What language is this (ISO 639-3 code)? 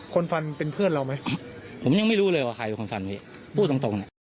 tha